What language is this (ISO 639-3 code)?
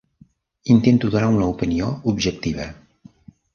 cat